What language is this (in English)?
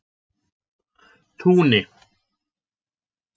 Icelandic